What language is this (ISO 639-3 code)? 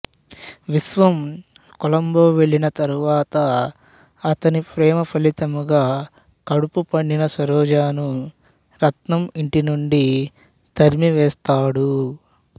tel